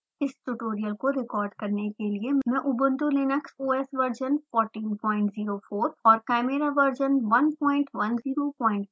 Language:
Hindi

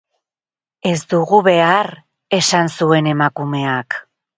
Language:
Basque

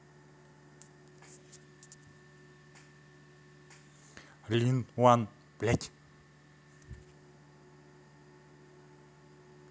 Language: Russian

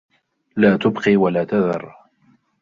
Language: Arabic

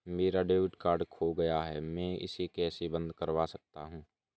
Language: Hindi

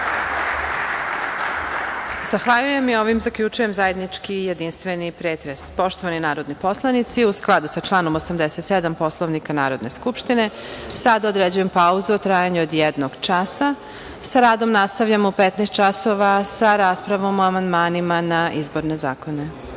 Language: Serbian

